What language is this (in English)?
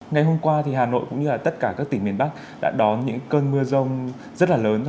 Vietnamese